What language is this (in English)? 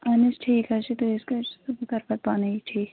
Kashmiri